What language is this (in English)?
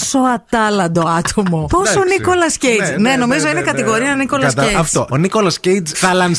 Greek